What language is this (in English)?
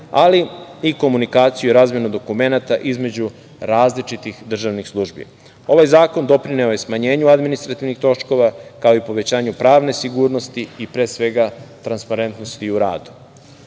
Serbian